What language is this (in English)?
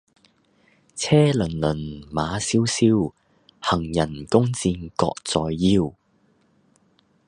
Cantonese